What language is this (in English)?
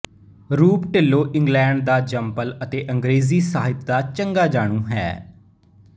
Punjabi